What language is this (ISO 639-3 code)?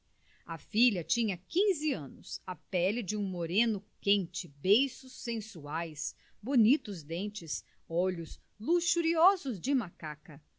por